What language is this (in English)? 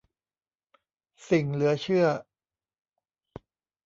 Thai